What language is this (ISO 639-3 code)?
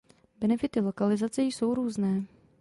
ces